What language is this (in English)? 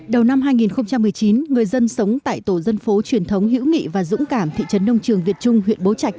Vietnamese